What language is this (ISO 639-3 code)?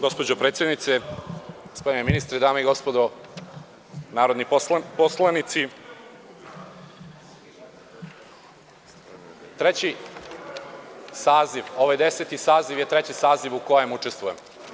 srp